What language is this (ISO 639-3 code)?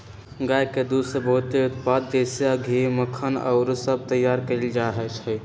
mag